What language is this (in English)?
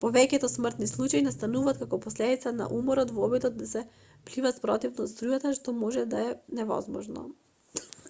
Macedonian